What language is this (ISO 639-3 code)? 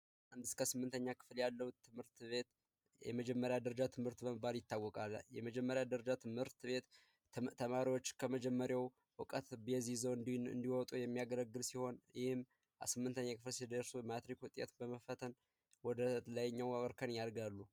amh